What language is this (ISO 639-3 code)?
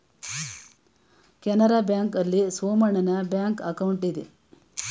kan